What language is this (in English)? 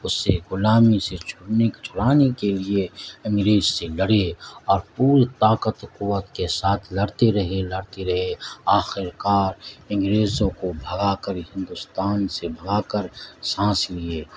Urdu